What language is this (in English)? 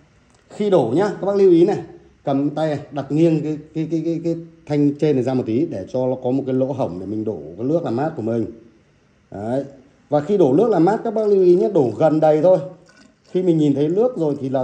Vietnamese